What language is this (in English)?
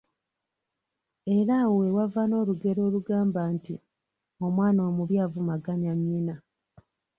Ganda